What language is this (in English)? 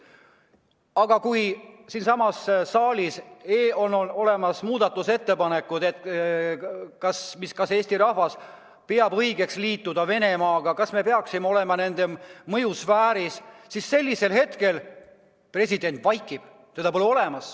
Estonian